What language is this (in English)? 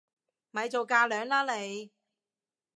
Cantonese